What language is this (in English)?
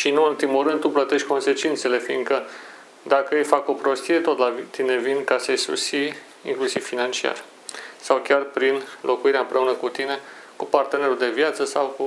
Romanian